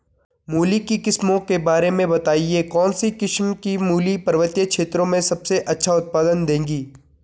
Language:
Hindi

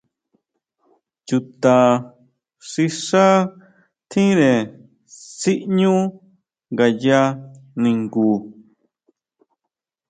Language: Huautla Mazatec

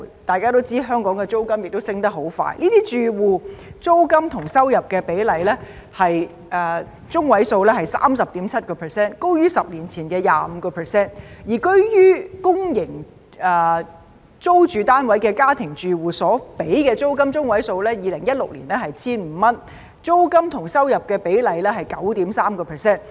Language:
Cantonese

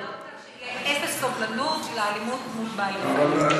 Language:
Hebrew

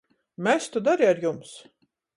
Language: Latgalian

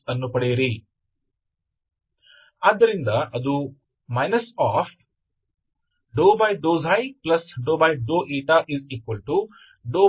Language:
Kannada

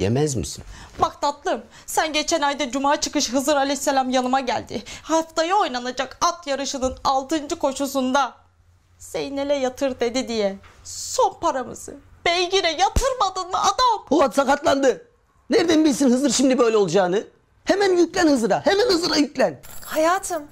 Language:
Turkish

